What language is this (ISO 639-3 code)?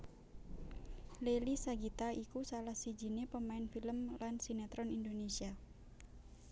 jav